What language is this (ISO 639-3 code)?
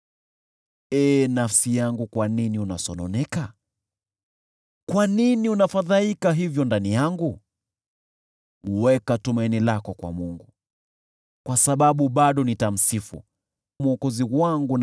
swa